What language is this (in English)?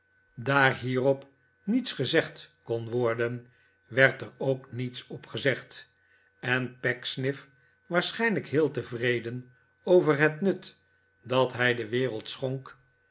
Dutch